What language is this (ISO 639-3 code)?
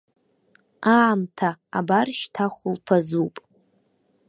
abk